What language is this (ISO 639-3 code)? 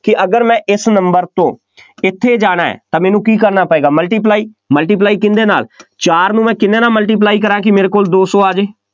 pan